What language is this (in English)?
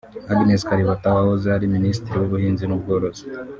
Kinyarwanda